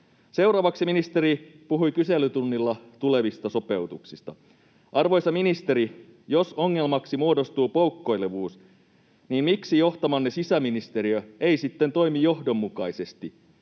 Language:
Finnish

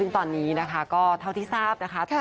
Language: Thai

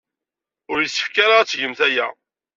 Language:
Kabyle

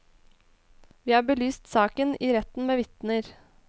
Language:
Norwegian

